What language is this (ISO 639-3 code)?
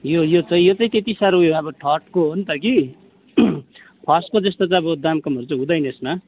nep